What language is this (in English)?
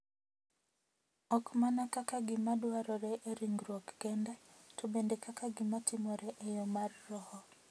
Luo (Kenya and Tanzania)